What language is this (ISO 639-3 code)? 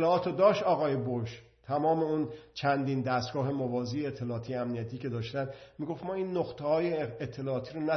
fas